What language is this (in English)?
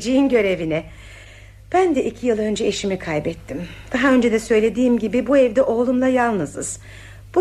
Turkish